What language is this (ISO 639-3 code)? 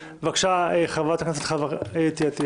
heb